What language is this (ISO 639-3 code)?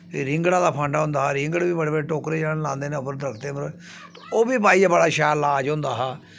doi